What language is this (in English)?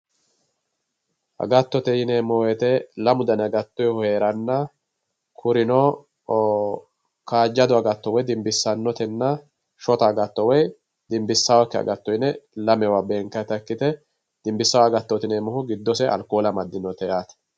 Sidamo